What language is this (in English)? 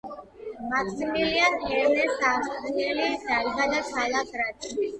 Georgian